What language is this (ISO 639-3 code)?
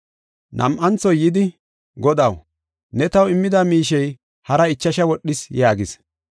gof